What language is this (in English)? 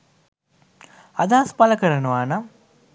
Sinhala